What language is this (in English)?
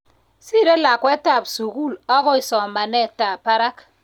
Kalenjin